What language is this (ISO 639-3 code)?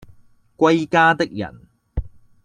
yue